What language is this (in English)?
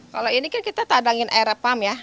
Indonesian